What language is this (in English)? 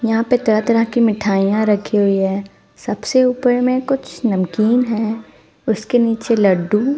Hindi